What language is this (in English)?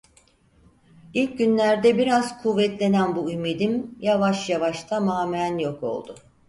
Turkish